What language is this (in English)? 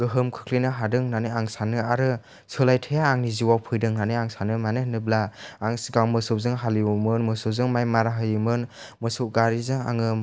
Bodo